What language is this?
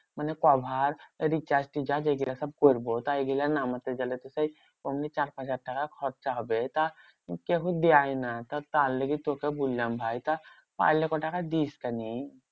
Bangla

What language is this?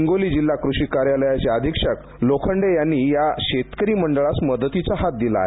Marathi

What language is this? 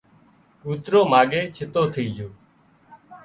Wadiyara Koli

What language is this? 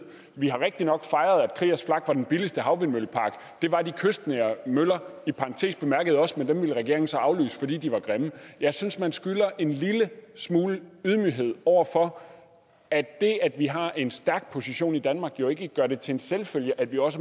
Danish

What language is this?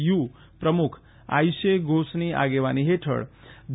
Gujarati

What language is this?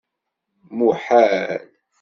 Kabyle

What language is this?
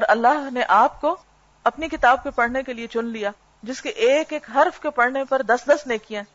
Urdu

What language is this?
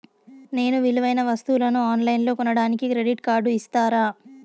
Telugu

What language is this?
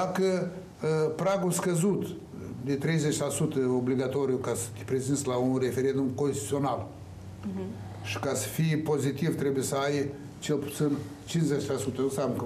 Romanian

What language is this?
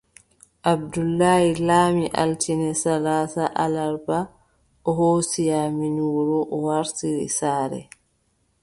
Adamawa Fulfulde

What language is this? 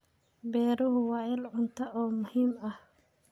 Somali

